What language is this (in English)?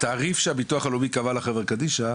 Hebrew